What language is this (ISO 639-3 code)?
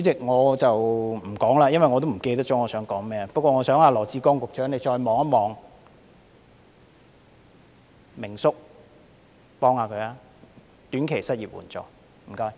yue